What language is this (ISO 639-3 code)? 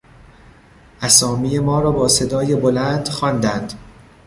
fas